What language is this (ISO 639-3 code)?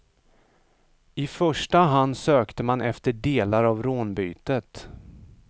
swe